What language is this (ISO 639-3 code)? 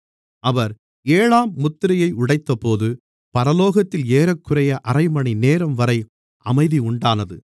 tam